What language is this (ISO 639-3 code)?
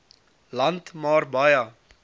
afr